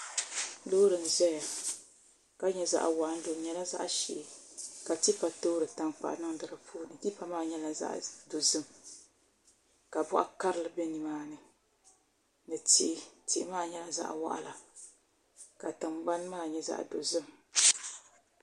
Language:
Dagbani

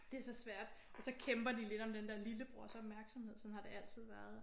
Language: Danish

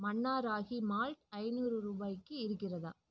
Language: Tamil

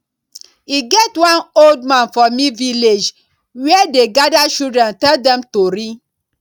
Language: Nigerian Pidgin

